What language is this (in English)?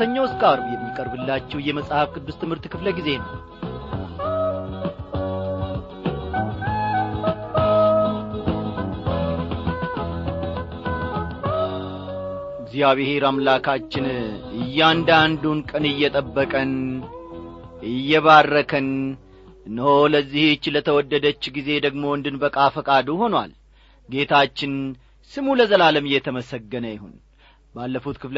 Amharic